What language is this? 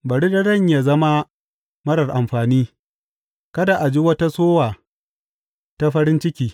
Hausa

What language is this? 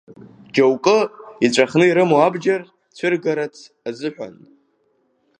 Abkhazian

